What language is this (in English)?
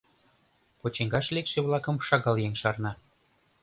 Mari